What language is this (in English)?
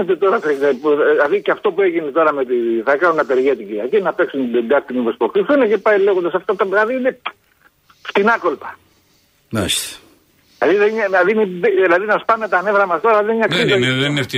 Greek